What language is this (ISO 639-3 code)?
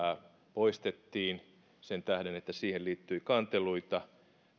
fin